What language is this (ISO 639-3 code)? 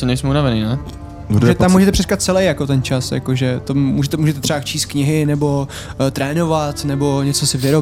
ces